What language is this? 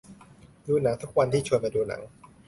Thai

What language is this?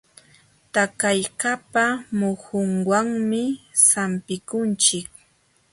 Jauja Wanca Quechua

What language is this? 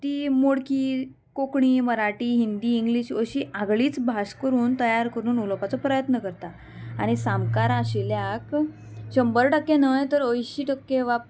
Konkani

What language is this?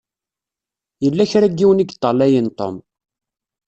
Kabyle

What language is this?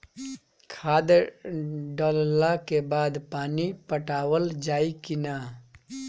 Bhojpuri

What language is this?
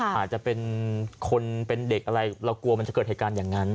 Thai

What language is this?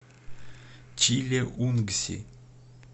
Russian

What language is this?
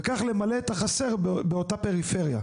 Hebrew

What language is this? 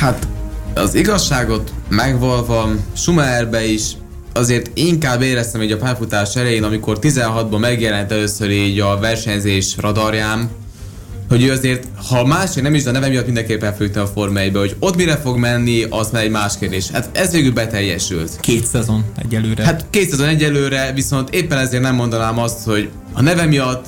Hungarian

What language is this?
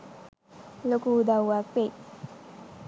Sinhala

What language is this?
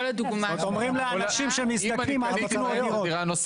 Hebrew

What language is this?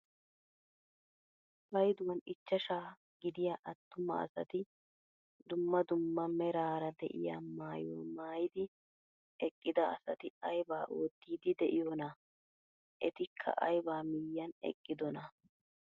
Wolaytta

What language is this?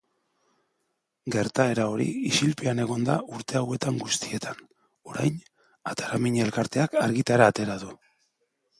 Basque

